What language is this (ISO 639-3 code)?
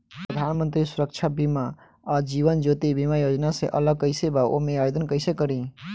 bho